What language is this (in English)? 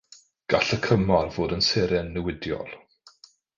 Welsh